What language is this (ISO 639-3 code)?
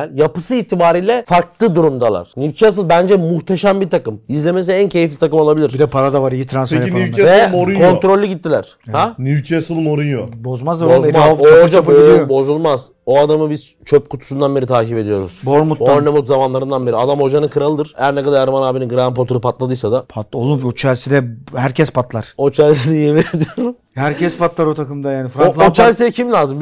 tur